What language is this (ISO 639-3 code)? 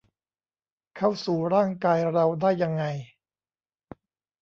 tha